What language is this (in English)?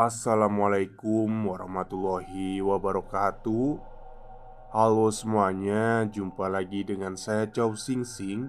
Indonesian